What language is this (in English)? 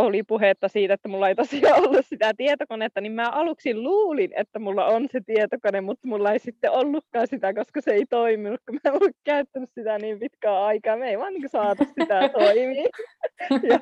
Finnish